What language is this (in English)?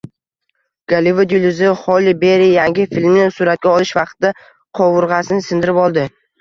Uzbek